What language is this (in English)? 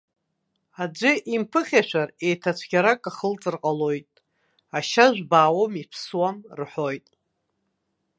Abkhazian